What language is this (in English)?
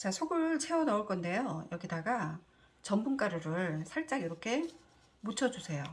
Korean